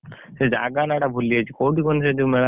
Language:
Odia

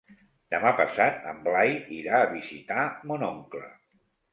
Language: Catalan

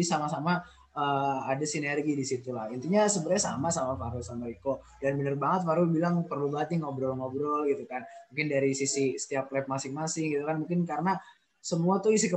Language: Indonesian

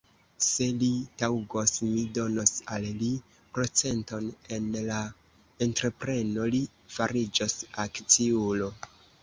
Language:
Esperanto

